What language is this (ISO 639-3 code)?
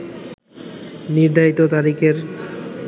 ben